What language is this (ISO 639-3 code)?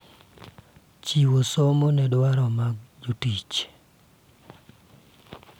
luo